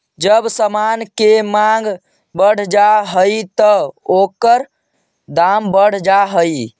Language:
Magahi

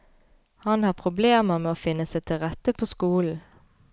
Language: Norwegian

